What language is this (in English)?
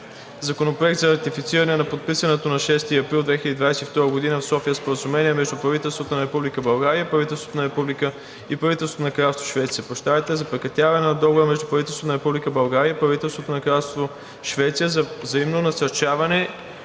Bulgarian